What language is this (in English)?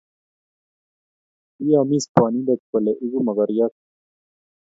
Kalenjin